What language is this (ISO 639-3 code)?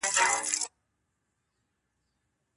pus